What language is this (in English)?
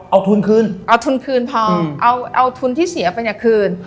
Thai